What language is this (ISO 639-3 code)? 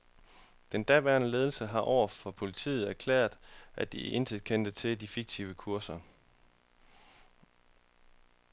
dan